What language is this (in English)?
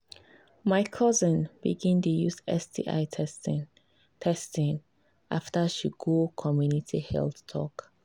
Nigerian Pidgin